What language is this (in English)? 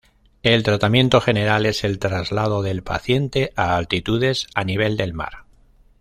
Spanish